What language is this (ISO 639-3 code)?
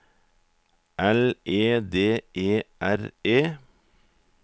nor